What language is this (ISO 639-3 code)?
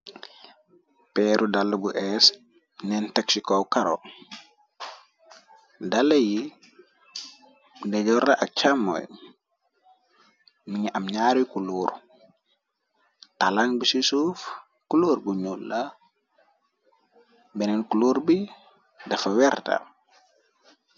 wol